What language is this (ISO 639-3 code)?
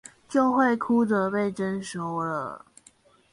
zho